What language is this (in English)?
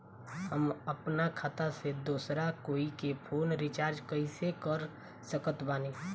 Bhojpuri